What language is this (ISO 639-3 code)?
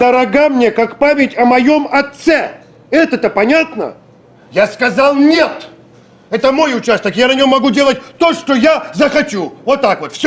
rus